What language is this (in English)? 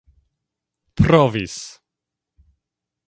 Esperanto